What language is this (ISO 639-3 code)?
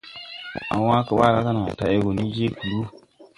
tui